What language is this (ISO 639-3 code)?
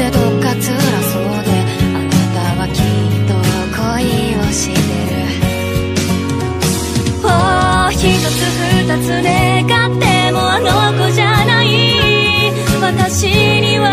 kor